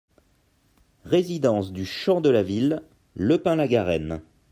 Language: French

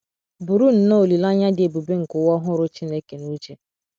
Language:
Igbo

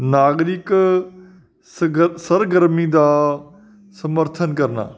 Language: Punjabi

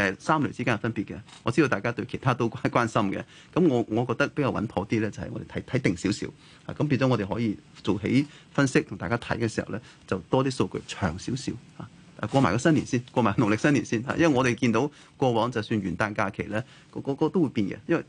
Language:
Chinese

